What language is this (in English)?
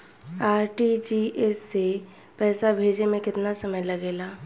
Bhojpuri